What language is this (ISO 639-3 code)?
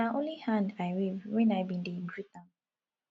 pcm